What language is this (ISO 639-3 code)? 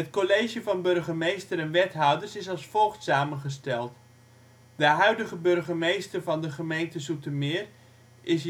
nld